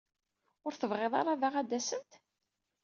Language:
Kabyle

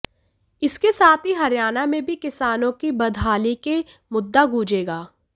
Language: Hindi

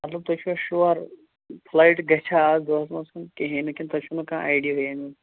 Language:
Kashmiri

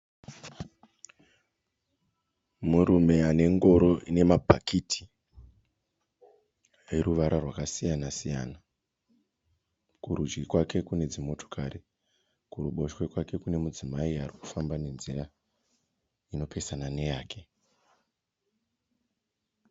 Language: Shona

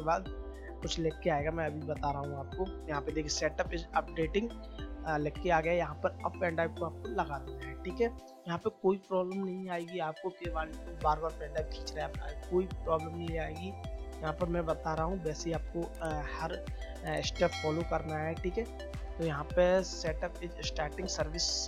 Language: Hindi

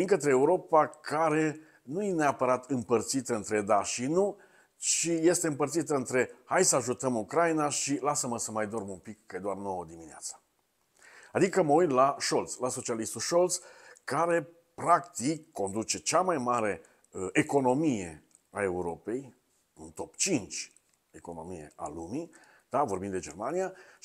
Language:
Romanian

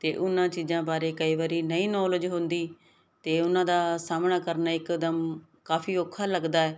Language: Punjabi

